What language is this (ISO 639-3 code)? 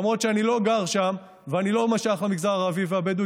heb